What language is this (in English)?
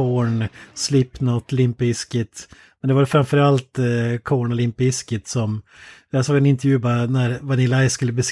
Swedish